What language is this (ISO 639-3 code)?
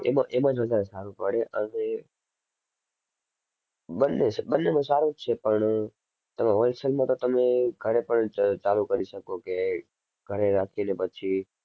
guj